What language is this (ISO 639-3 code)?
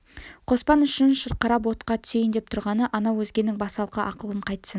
kaz